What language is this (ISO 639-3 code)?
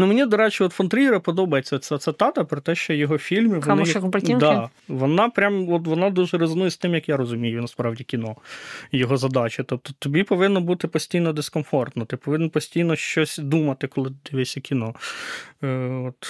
ukr